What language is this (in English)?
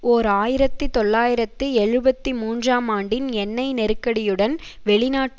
Tamil